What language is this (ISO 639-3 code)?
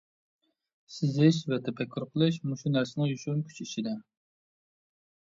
uig